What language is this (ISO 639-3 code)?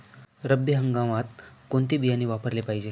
mar